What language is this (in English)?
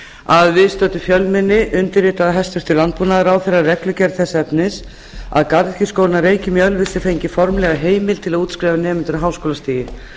Icelandic